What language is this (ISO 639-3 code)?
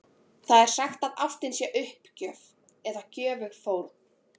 isl